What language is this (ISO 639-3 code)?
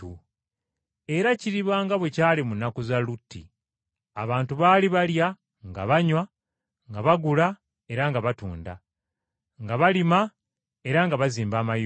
lug